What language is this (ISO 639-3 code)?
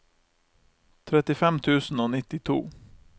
nor